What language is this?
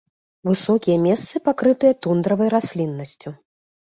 Belarusian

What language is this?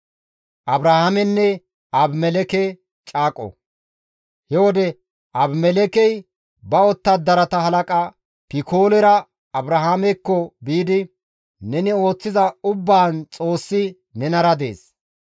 Gamo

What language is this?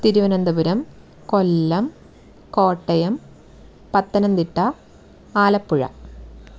Malayalam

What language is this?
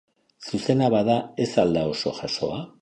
Basque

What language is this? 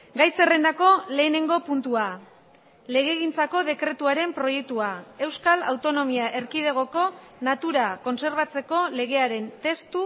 Basque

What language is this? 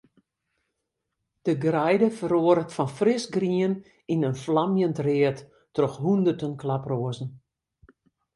Western Frisian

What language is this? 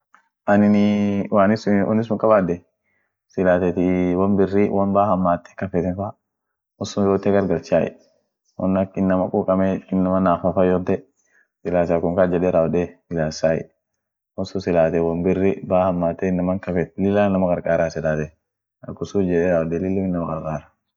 Orma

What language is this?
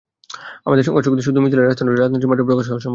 Bangla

